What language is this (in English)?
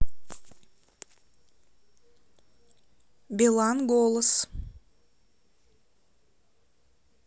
Russian